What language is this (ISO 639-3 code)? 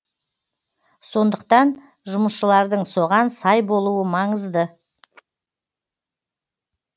kaz